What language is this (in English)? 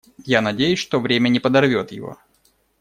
Russian